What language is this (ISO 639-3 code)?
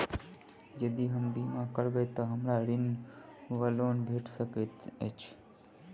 mai